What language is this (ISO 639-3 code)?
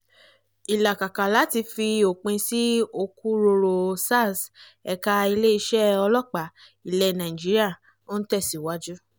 yor